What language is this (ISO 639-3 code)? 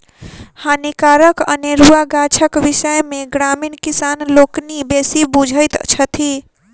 mai